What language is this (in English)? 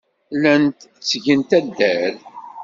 Kabyle